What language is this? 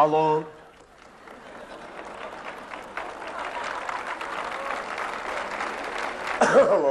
Turkish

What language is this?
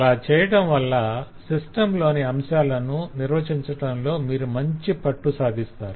Telugu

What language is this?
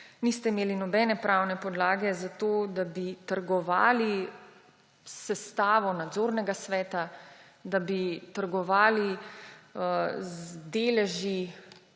Slovenian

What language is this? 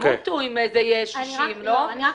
Hebrew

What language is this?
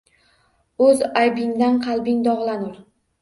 Uzbek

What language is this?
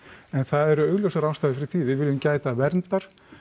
Icelandic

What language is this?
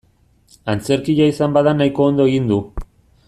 Basque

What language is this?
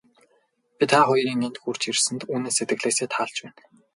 Mongolian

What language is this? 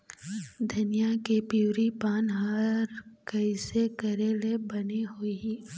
Chhattisgarhi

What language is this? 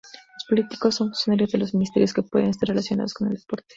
Spanish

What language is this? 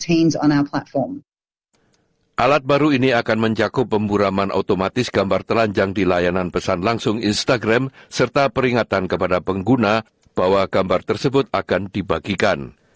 Indonesian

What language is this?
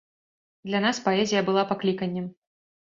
Belarusian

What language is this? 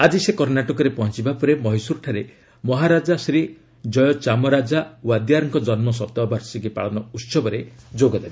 Odia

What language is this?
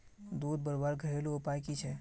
Magahi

